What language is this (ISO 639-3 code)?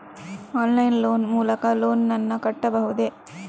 kan